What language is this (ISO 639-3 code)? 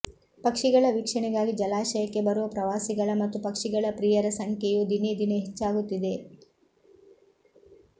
kan